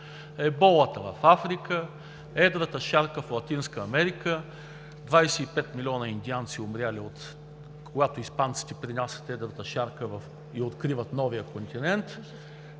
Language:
Bulgarian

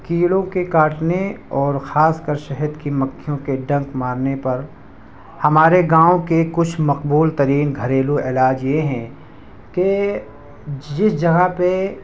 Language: Urdu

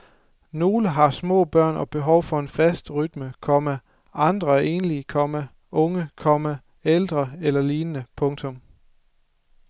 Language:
Danish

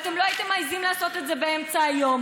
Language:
Hebrew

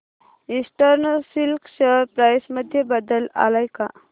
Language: Marathi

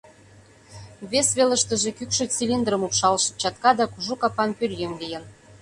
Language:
Mari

